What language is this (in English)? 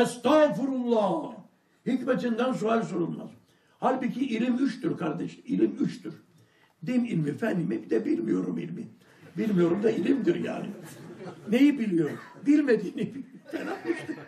Turkish